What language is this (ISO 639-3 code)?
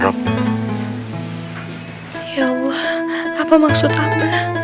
ind